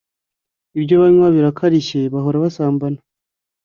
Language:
Kinyarwanda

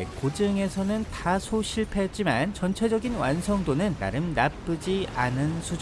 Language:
Korean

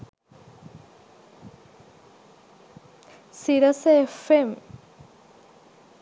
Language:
Sinhala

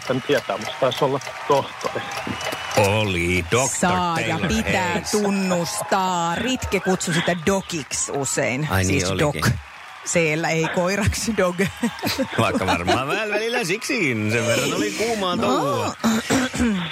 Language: Finnish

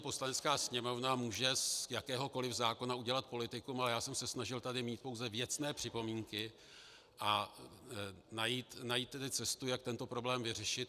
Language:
Czech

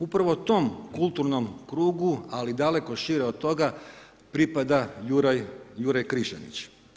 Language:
Croatian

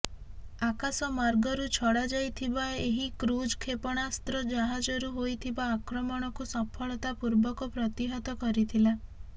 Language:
Odia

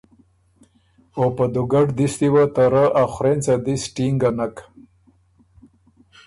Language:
Ormuri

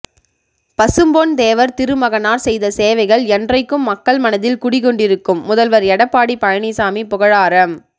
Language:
Tamil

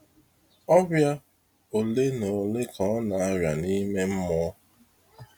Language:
Igbo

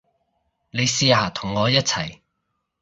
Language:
Cantonese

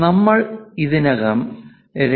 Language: Malayalam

